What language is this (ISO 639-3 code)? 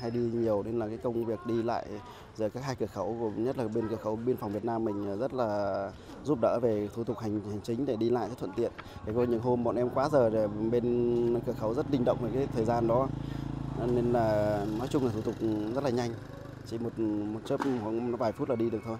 vie